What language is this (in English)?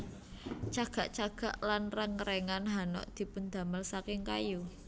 Javanese